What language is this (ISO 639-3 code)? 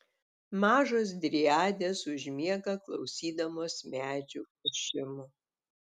lit